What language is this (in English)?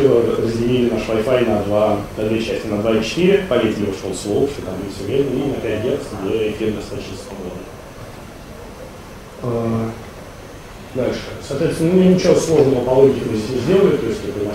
Russian